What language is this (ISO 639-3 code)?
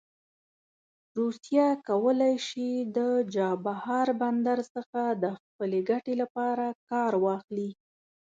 pus